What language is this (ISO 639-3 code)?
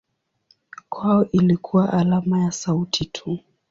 swa